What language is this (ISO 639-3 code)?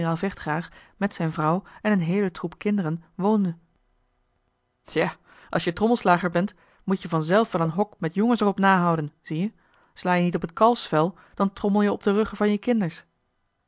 nld